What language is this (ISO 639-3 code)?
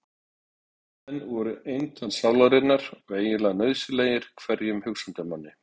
isl